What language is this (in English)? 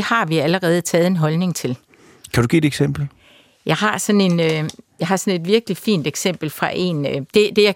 Danish